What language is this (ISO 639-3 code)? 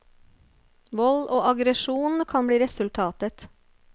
nor